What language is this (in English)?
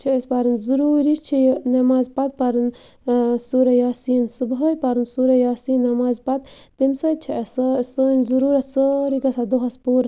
Kashmiri